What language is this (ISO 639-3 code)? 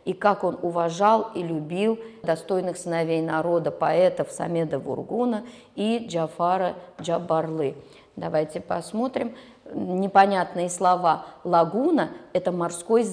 rus